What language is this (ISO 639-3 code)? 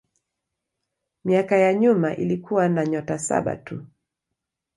swa